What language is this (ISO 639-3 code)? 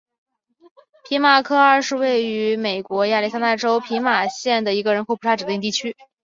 zho